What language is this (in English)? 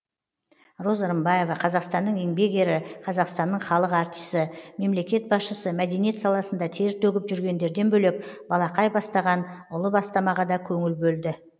Kazakh